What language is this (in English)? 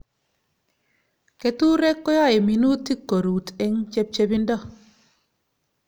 Kalenjin